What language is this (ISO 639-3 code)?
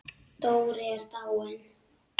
isl